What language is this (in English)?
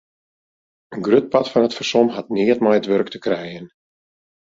Western Frisian